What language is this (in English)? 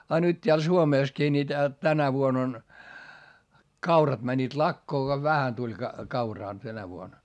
Finnish